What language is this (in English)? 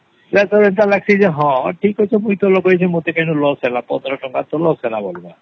Odia